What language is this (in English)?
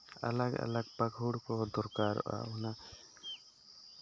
Santali